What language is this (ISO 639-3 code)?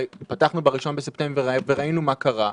heb